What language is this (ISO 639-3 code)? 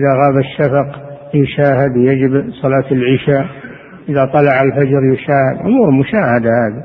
ara